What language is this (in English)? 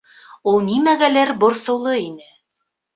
Bashkir